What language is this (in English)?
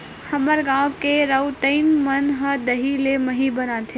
Chhattisgarhi